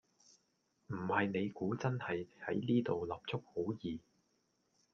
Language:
Cantonese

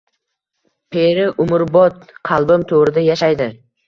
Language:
Uzbek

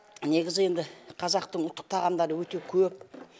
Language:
Kazakh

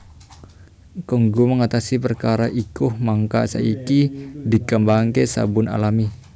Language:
Javanese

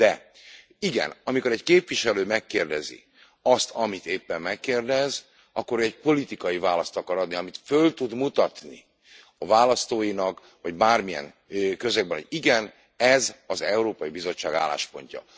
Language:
Hungarian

